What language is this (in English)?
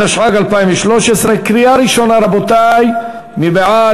Hebrew